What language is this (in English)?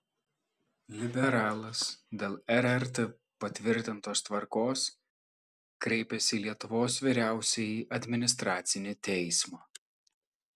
Lithuanian